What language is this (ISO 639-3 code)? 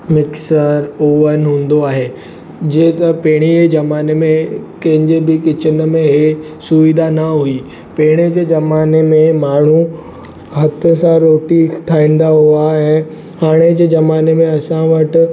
snd